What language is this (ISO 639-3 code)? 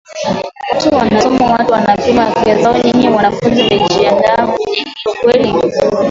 swa